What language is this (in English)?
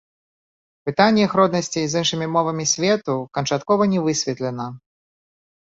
Belarusian